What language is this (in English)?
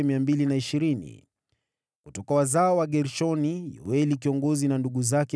Swahili